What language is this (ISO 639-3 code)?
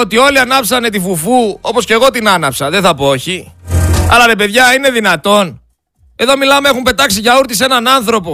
ell